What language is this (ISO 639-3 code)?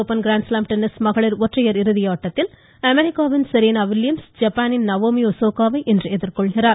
tam